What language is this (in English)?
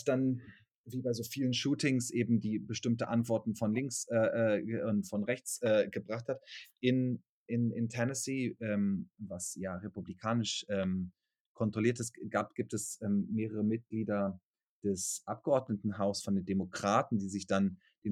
German